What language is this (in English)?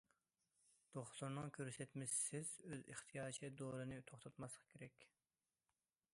Uyghur